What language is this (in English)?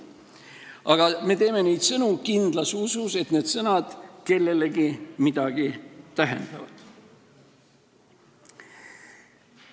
Estonian